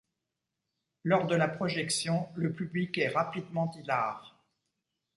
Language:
French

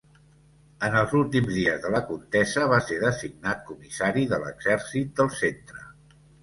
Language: Catalan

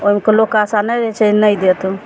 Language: Maithili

